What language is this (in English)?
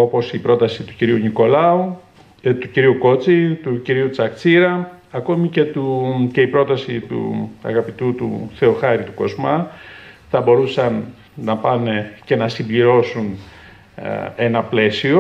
Greek